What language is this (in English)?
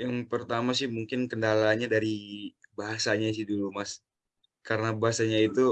Indonesian